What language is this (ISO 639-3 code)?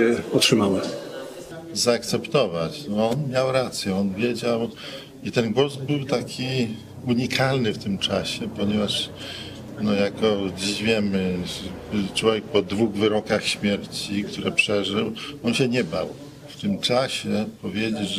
pol